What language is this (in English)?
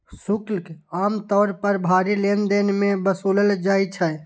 Maithili